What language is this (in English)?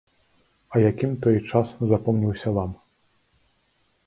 Belarusian